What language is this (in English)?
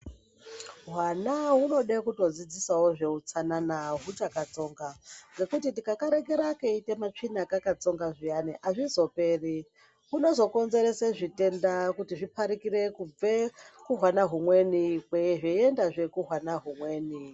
Ndau